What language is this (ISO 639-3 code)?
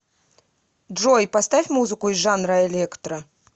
rus